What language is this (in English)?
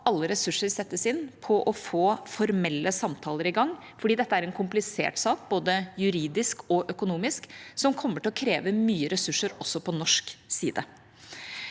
Norwegian